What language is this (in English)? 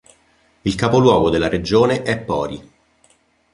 Italian